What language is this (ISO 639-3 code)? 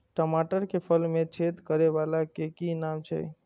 mai